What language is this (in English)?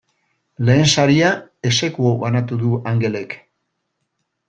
Basque